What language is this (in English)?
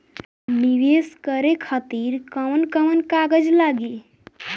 Bhojpuri